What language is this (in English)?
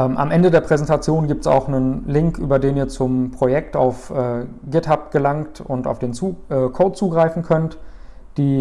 German